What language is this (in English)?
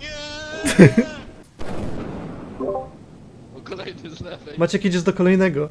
Polish